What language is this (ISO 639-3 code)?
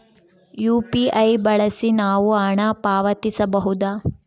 kan